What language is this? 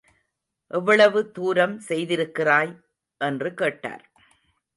Tamil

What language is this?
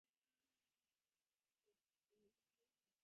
Divehi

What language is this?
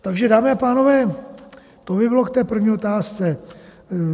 Czech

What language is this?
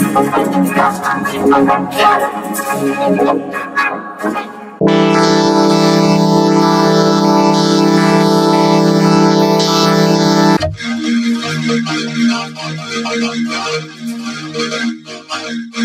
English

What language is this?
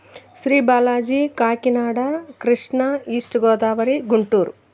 Telugu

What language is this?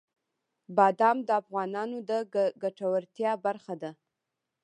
Pashto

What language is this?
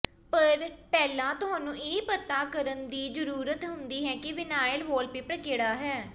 Punjabi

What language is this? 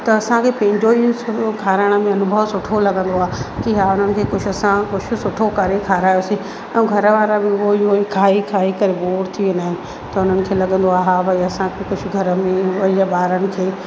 Sindhi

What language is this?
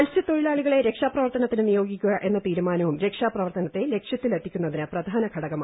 Malayalam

